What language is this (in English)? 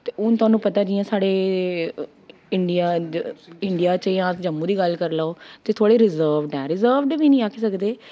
Dogri